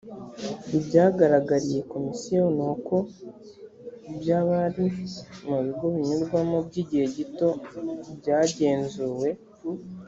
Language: Kinyarwanda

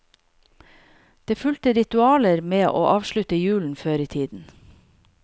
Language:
Norwegian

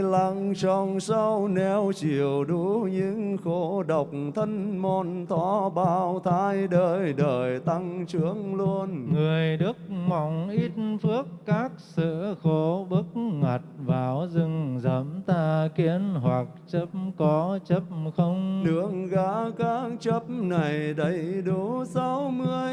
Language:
Vietnamese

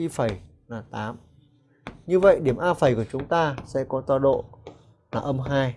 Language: Vietnamese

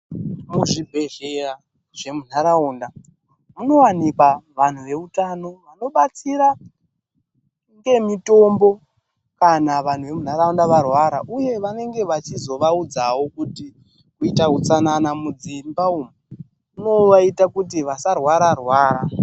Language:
Ndau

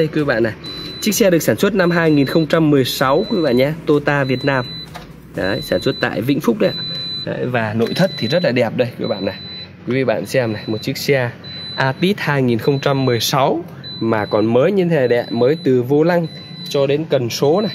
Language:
Vietnamese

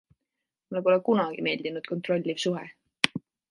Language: Estonian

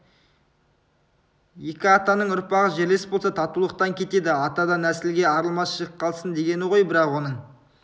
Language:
Kazakh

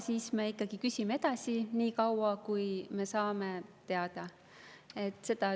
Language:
Estonian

